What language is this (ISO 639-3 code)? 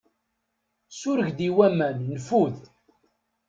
kab